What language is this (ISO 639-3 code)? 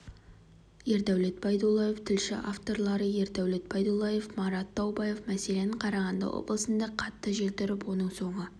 kaz